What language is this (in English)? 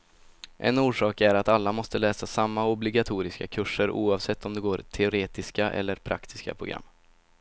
Swedish